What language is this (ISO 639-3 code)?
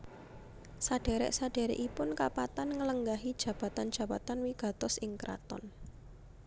jav